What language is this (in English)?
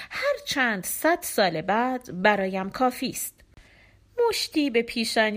Persian